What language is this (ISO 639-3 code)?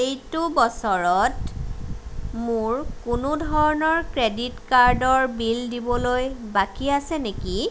asm